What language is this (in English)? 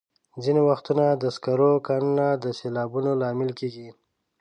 Pashto